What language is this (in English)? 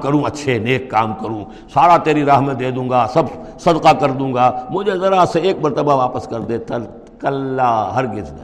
Urdu